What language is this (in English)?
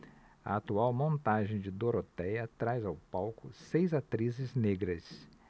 Portuguese